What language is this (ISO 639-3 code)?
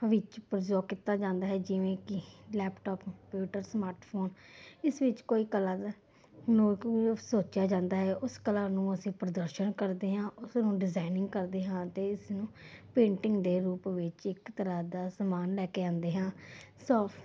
pan